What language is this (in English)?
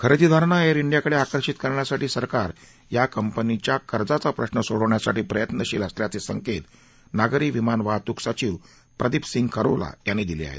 Marathi